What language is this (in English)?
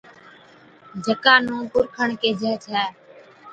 Od